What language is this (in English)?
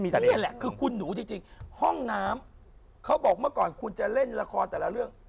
Thai